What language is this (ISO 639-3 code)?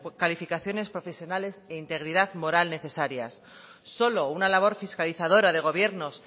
spa